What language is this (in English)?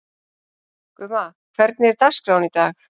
Icelandic